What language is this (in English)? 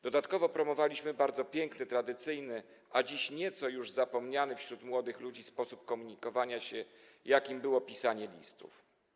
Polish